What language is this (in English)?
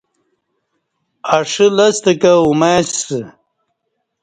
Kati